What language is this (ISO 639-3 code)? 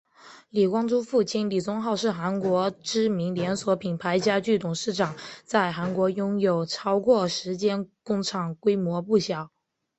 zho